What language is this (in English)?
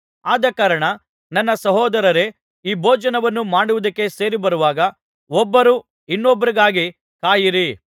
Kannada